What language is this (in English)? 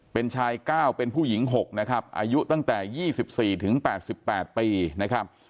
Thai